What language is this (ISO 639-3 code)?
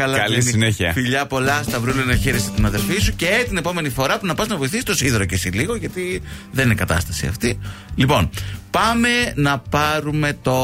ell